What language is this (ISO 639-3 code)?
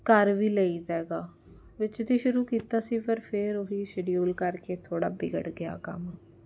pan